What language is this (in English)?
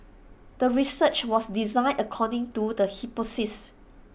English